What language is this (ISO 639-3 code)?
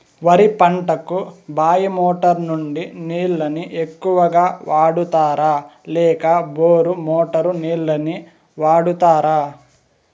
tel